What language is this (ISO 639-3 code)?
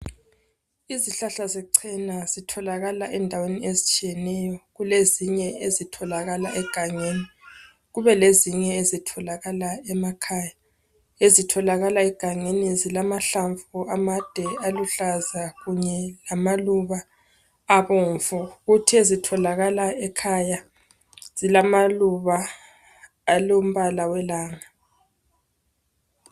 nde